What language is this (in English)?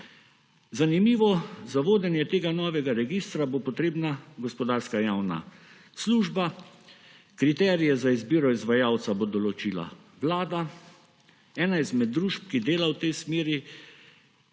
Slovenian